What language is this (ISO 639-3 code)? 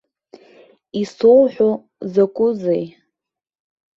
abk